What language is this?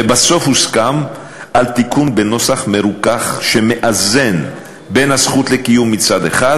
Hebrew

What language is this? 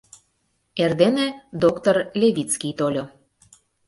Mari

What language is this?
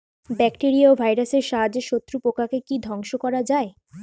Bangla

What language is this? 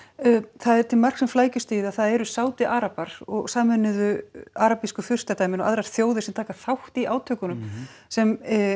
Icelandic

